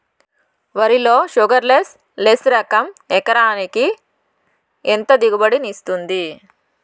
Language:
Telugu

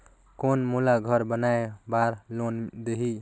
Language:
Chhattisgarhi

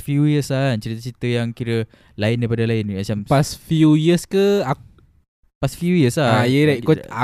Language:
Malay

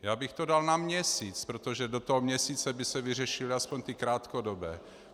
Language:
Czech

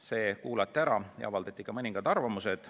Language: Estonian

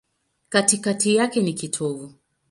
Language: Swahili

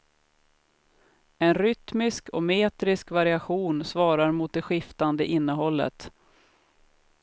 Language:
Swedish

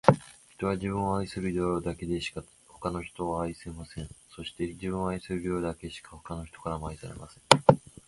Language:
Japanese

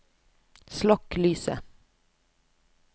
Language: Norwegian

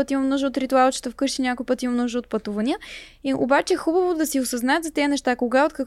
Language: Bulgarian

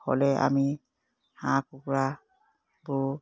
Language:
Assamese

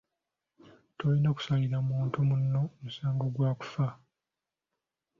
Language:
Ganda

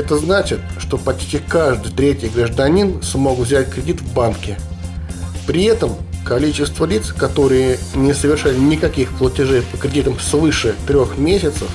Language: Russian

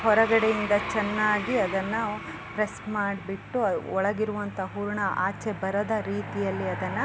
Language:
Kannada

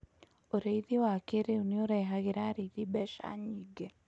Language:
Kikuyu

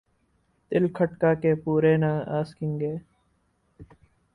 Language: Urdu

